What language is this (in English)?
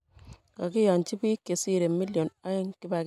Kalenjin